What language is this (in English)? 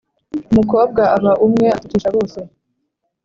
Kinyarwanda